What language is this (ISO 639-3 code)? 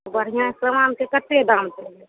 mai